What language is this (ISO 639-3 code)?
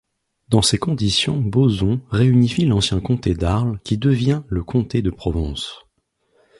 fra